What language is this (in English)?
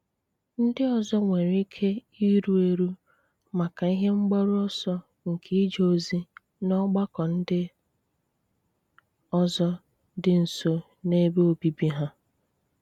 Igbo